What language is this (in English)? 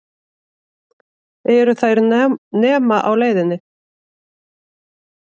Icelandic